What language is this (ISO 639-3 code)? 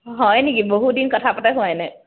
asm